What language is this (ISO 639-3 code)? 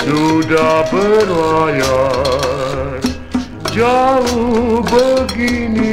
ara